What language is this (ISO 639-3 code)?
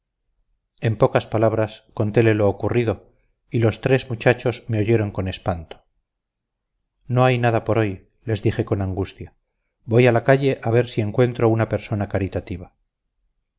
spa